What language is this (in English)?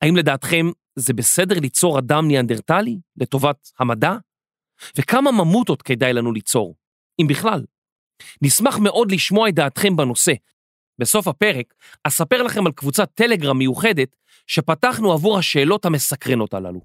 Hebrew